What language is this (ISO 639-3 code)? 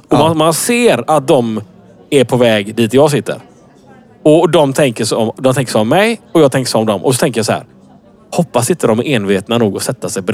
swe